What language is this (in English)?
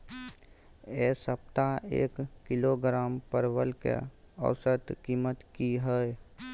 Maithili